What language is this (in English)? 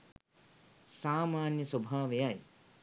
Sinhala